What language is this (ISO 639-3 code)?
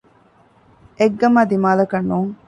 div